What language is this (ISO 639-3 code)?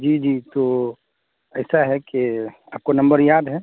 urd